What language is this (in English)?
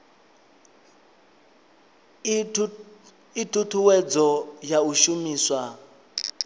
Venda